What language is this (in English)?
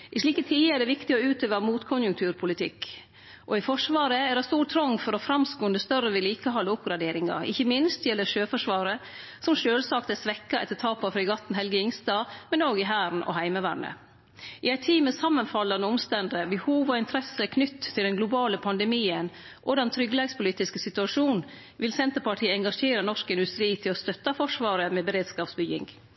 Norwegian Nynorsk